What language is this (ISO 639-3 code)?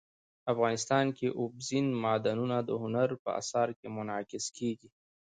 pus